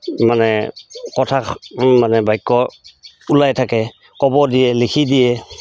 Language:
Assamese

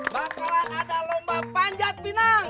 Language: Indonesian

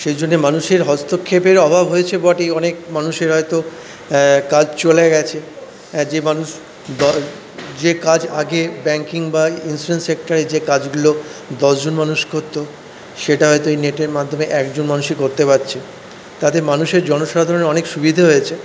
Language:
Bangla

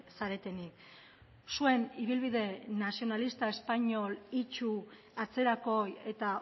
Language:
Basque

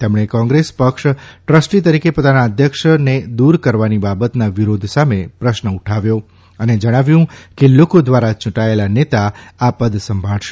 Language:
Gujarati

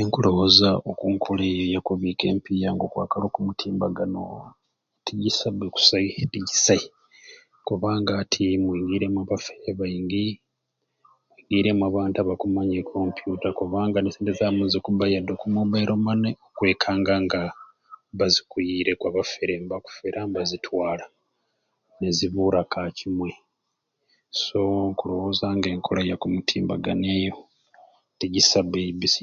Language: Ruuli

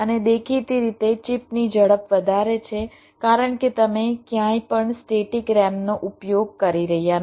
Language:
Gujarati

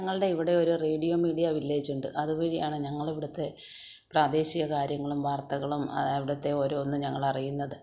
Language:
Malayalam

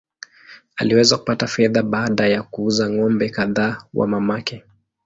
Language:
Swahili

